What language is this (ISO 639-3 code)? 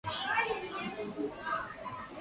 zho